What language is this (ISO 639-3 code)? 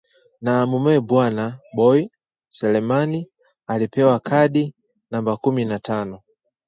swa